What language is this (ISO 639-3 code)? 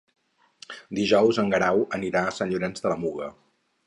cat